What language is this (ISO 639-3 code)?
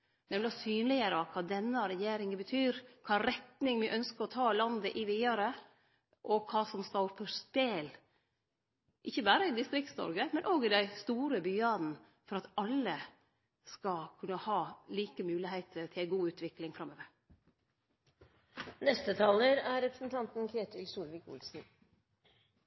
nor